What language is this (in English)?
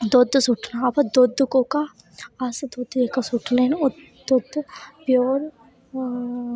Dogri